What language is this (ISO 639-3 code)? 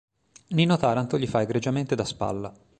ita